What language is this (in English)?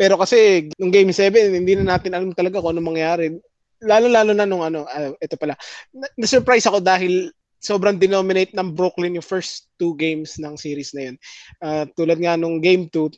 Filipino